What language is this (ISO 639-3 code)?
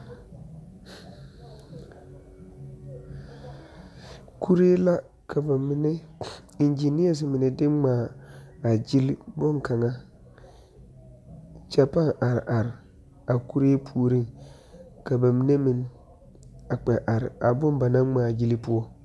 dga